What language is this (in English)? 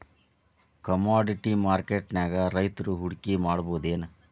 Kannada